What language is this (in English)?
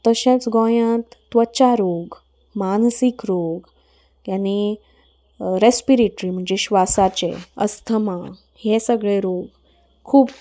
Konkani